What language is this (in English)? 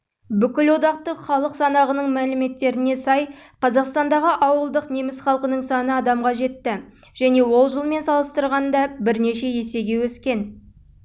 Kazakh